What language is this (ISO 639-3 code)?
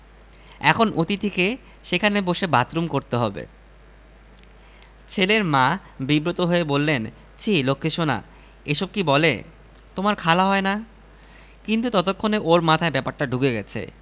ben